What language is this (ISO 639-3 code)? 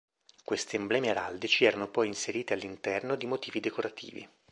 ita